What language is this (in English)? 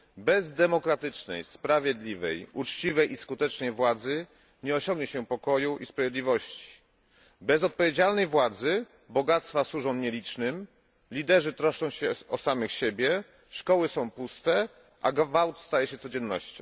Polish